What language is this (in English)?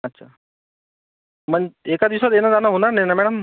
Marathi